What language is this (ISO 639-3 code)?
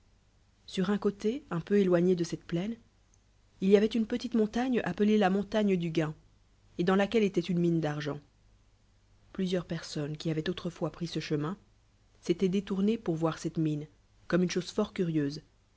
fra